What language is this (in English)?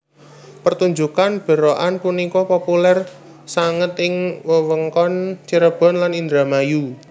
Javanese